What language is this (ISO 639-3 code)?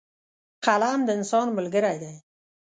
pus